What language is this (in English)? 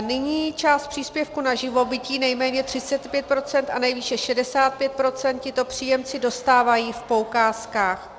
Czech